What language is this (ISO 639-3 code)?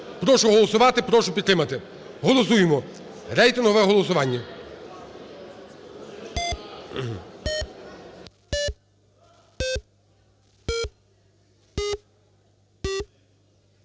ukr